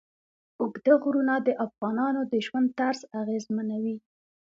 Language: Pashto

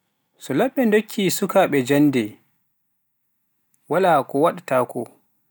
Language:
Pular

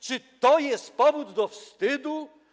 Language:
Polish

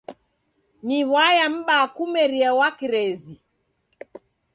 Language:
Taita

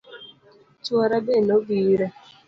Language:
Luo (Kenya and Tanzania)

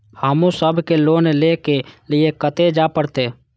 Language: Maithili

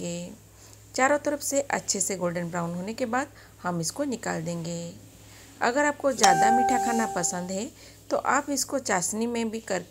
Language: Hindi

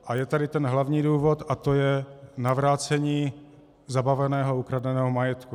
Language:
Czech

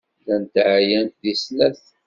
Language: Kabyle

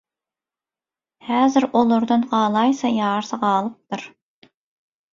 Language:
Turkmen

